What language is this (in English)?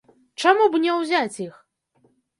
Belarusian